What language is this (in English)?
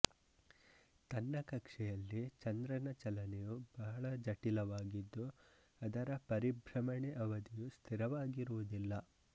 Kannada